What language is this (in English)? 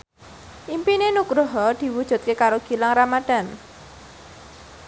Javanese